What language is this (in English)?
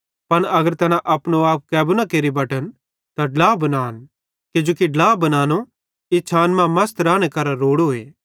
Bhadrawahi